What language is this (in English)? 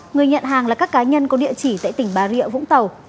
Vietnamese